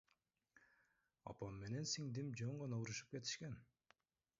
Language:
Kyrgyz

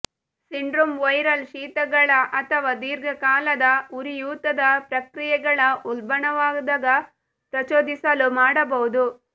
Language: Kannada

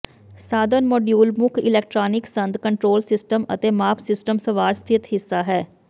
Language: Punjabi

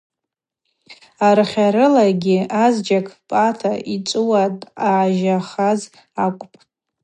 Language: Abaza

